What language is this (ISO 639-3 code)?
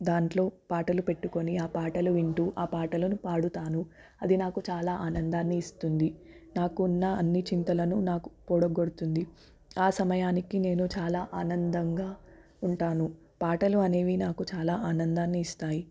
tel